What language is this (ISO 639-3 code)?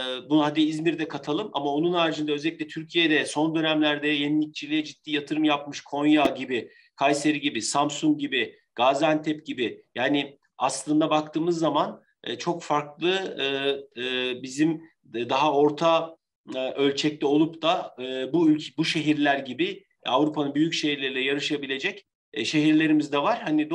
tur